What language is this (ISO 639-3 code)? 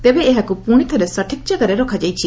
ori